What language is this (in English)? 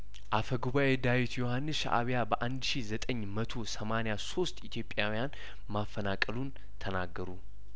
Amharic